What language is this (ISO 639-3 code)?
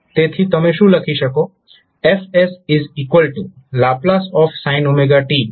guj